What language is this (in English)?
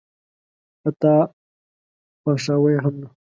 Pashto